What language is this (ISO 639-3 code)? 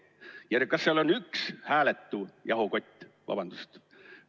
est